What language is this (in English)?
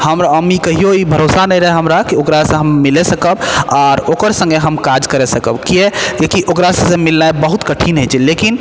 Maithili